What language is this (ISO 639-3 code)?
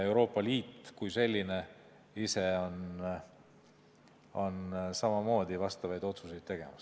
est